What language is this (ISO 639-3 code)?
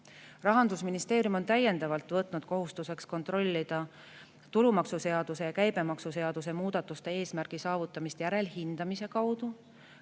est